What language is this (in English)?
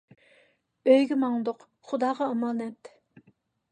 Uyghur